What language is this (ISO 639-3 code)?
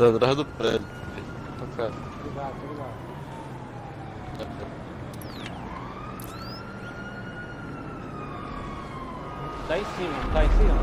por